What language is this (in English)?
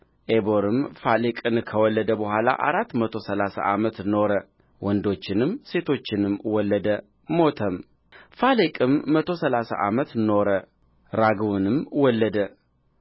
Amharic